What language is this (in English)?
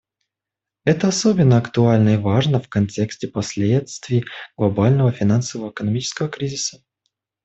Russian